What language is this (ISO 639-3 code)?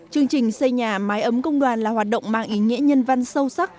vie